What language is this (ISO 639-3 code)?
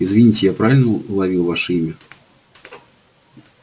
rus